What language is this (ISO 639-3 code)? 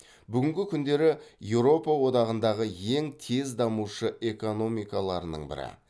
kaz